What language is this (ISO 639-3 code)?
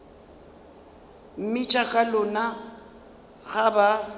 nso